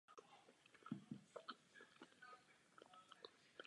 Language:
Czech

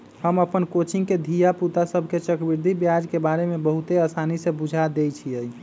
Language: Magahi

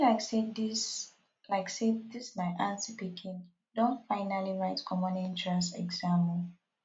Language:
Nigerian Pidgin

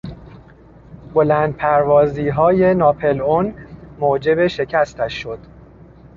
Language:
Persian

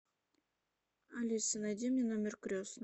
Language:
Russian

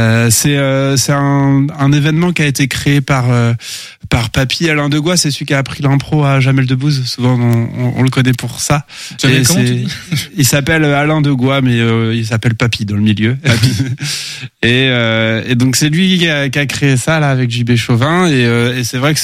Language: French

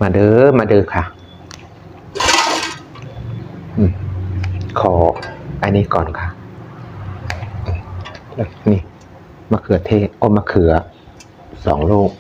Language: Thai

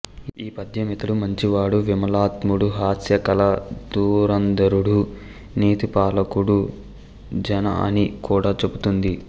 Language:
Telugu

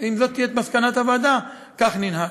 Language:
Hebrew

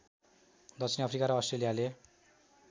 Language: Nepali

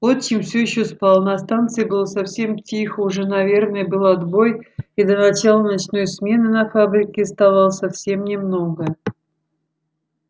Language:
Russian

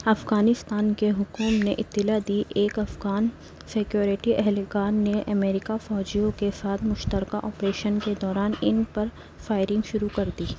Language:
Urdu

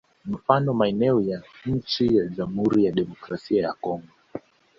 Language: Swahili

